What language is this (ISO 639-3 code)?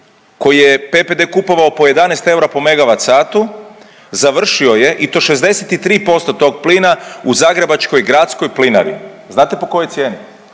hrv